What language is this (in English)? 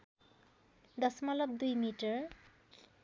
Nepali